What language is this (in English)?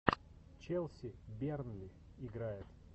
Russian